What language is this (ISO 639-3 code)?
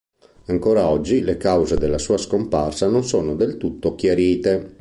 ita